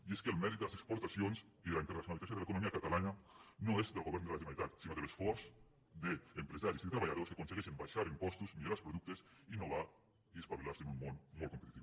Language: Catalan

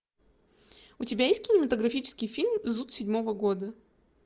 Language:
Russian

